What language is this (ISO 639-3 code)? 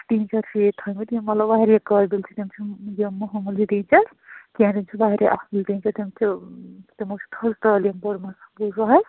kas